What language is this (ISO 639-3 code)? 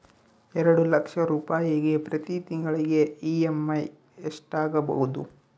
kan